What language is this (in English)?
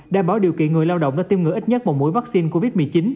Vietnamese